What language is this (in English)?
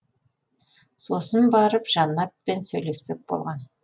Kazakh